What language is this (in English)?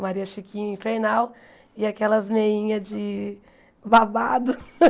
Portuguese